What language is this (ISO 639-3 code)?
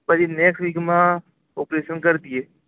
guj